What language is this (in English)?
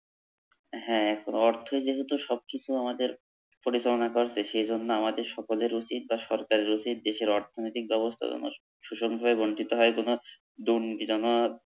Bangla